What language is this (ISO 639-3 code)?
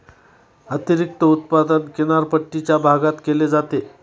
mar